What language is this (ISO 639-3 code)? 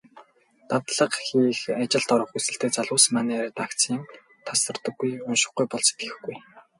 mon